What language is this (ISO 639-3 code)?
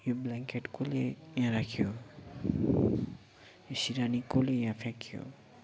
nep